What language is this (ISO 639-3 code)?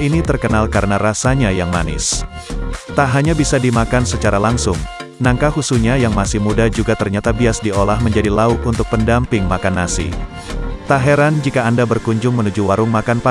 ind